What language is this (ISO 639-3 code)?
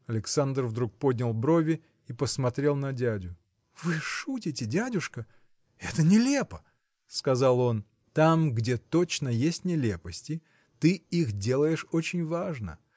rus